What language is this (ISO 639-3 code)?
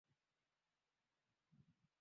swa